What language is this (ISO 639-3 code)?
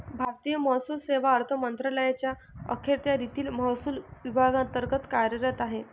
mar